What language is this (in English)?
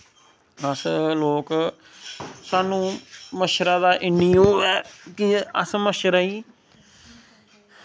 Dogri